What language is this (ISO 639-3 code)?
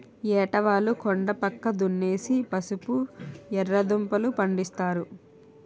tel